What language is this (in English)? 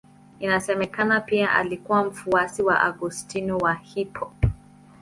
Swahili